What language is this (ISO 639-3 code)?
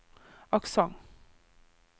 nor